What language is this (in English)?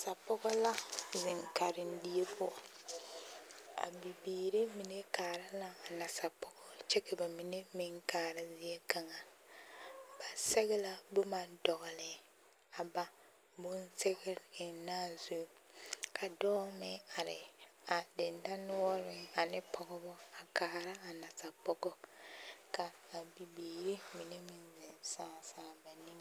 Southern Dagaare